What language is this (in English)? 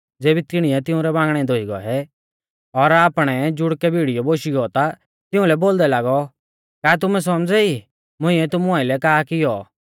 Mahasu Pahari